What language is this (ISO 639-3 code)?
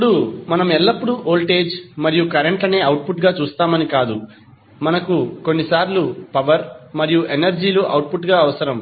tel